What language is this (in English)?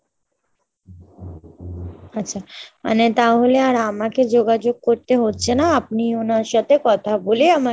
Bangla